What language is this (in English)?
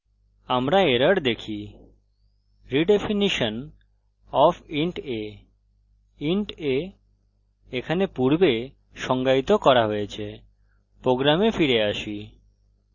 Bangla